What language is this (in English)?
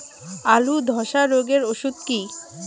Bangla